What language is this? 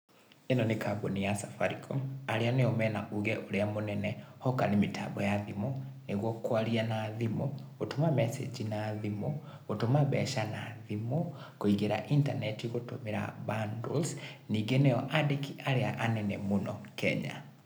Kikuyu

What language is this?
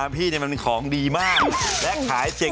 Thai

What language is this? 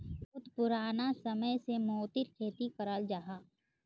Magahi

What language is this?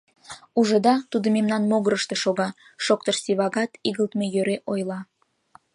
Mari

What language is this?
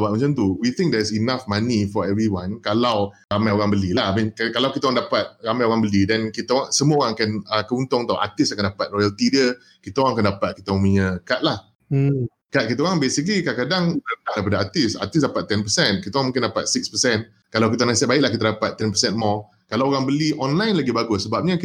Malay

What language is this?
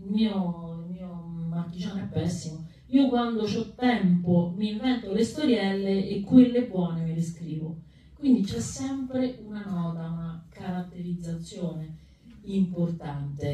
Italian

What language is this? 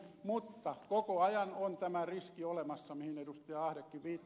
Finnish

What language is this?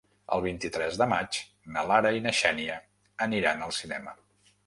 Catalan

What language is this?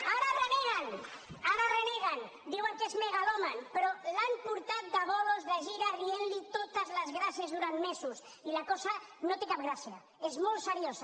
Catalan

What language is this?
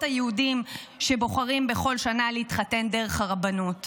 Hebrew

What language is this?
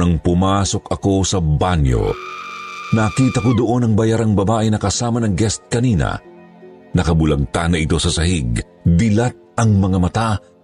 Filipino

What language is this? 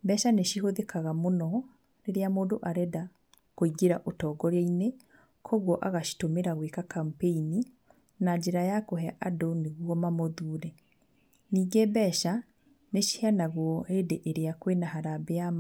Kikuyu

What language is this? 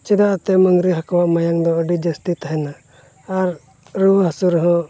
Santali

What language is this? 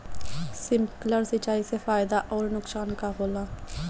Bhojpuri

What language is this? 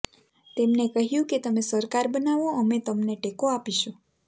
Gujarati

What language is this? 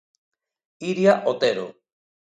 Galician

